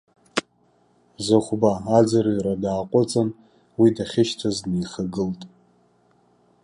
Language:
Abkhazian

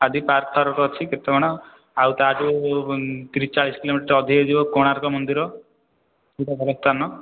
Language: Odia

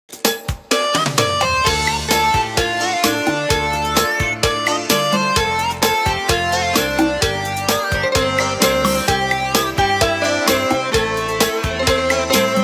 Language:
Vietnamese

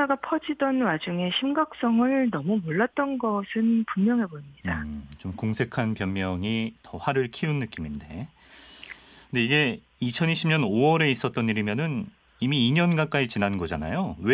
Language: Korean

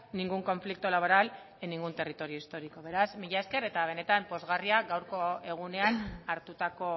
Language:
Basque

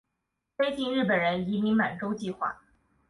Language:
Chinese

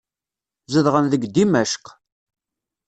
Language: Kabyle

